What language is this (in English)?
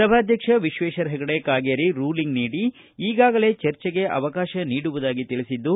Kannada